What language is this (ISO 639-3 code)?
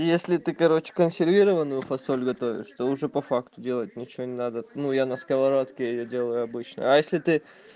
rus